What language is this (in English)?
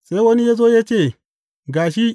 Hausa